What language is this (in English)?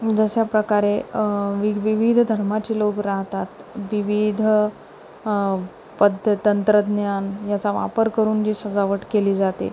Marathi